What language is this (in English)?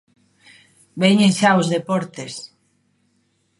Galician